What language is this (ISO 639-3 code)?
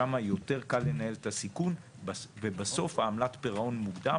heb